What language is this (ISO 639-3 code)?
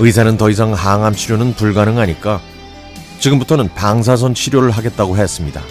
kor